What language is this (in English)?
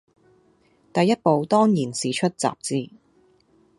Cantonese